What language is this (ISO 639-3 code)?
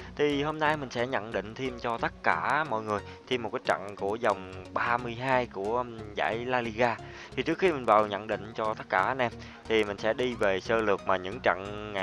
vie